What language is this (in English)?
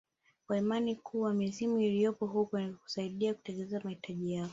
Swahili